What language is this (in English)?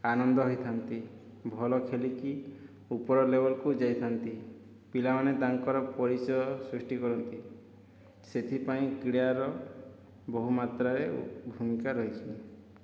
Odia